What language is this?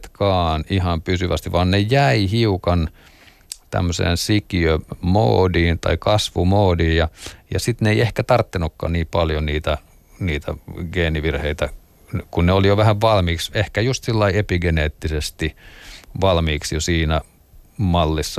Finnish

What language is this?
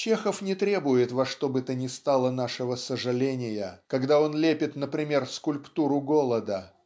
Russian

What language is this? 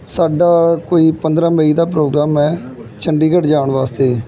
Punjabi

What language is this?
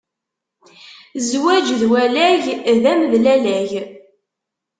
Kabyle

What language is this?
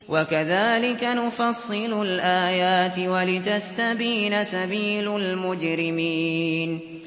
Arabic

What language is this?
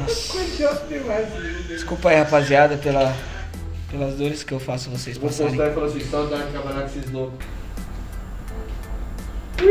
Portuguese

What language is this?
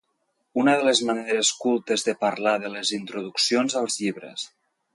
Catalan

